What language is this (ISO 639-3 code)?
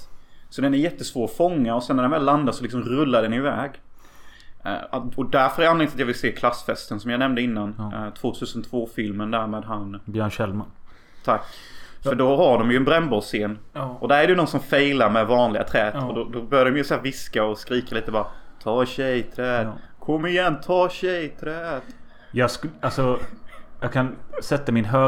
swe